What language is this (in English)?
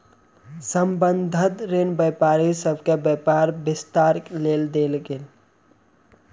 Maithili